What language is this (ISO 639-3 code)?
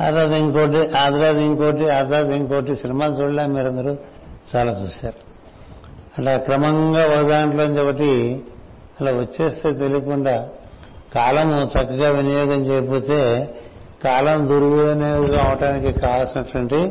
tel